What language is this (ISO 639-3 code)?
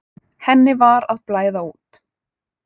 isl